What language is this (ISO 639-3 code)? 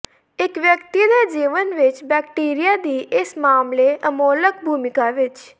pan